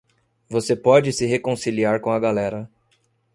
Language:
Portuguese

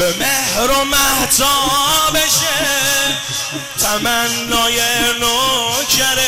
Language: Persian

